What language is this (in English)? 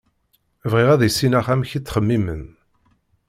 Kabyle